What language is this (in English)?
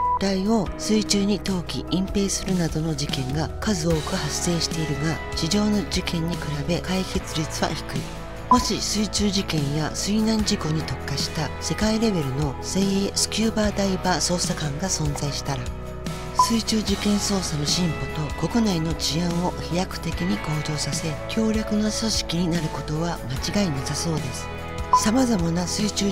Japanese